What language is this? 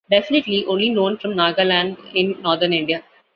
English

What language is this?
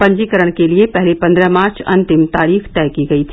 Hindi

